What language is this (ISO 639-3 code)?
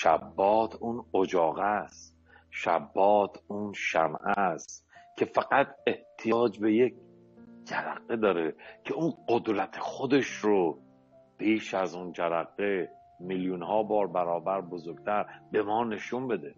fas